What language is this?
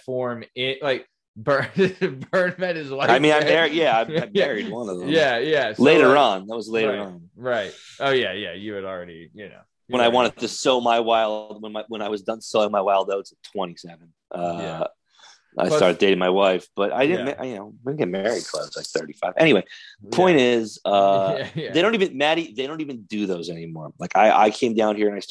English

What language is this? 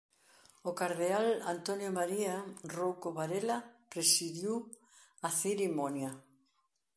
Galician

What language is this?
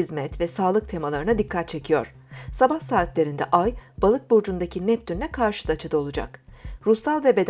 Turkish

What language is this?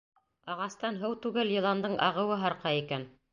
Bashkir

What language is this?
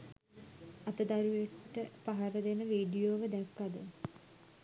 Sinhala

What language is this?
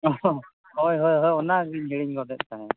Santali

